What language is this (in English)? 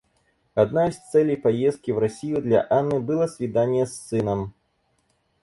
Russian